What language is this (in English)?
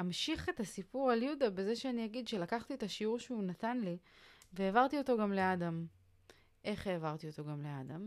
Hebrew